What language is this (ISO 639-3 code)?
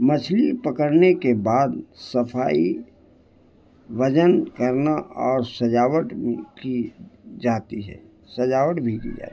urd